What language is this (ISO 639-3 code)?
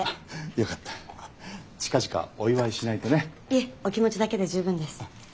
jpn